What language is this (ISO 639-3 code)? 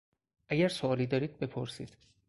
fas